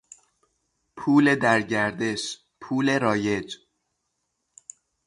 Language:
Persian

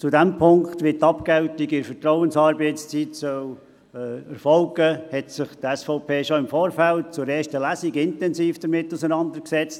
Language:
Swiss German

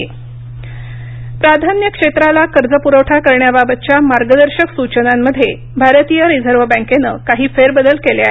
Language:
Marathi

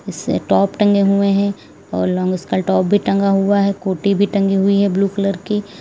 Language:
Hindi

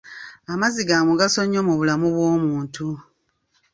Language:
Ganda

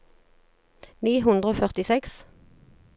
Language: Norwegian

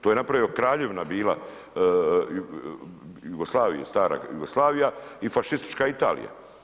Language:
Croatian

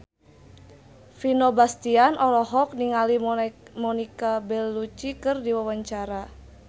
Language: Sundanese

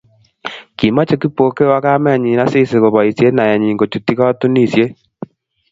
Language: Kalenjin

